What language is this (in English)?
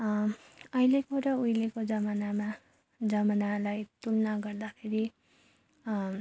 Nepali